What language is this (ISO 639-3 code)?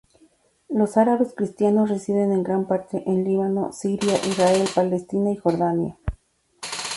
spa